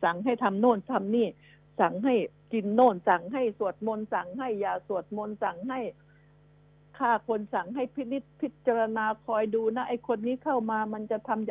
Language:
Thai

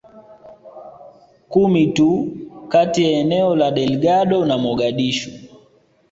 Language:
Swahili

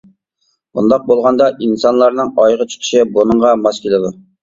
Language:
Uyghur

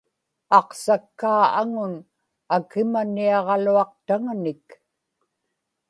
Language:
Inupiaq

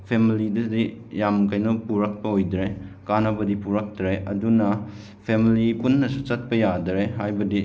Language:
Manipuri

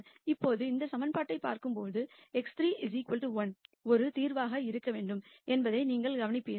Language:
Tamil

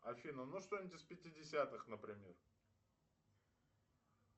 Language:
Russian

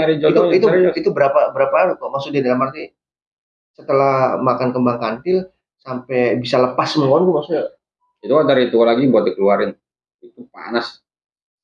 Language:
Indonesian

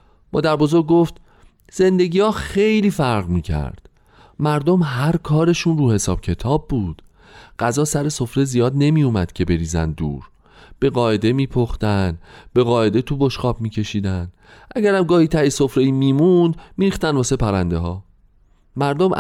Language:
Persian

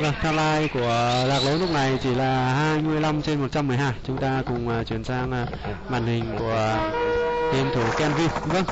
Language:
Vietnamese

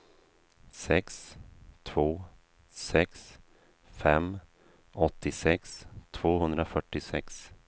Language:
Swedish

